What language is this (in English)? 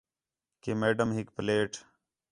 Khetrani